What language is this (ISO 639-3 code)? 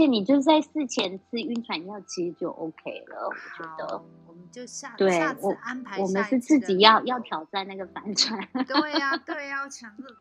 zho